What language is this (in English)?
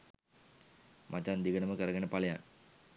Sinhala